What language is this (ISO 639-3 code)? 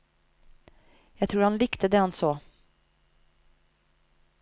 nor